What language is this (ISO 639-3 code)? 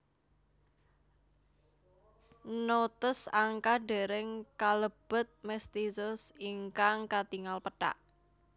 jav